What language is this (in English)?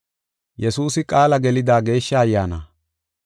Gofa